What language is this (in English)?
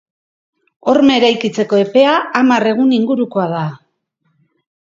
Basque